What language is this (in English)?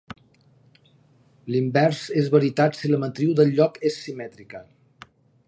Catalan